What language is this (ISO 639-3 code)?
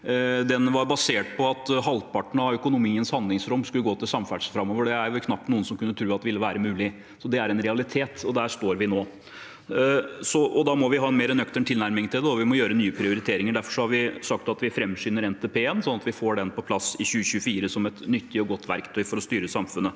nor